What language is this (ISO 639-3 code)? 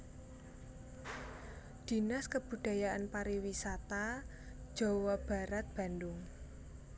jav